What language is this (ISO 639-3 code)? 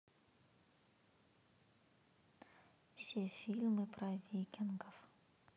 rus